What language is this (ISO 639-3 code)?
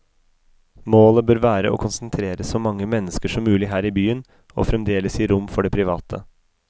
nor